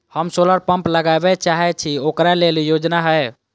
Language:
Maithili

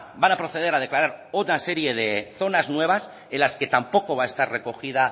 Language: Spanish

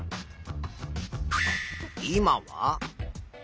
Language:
Japanese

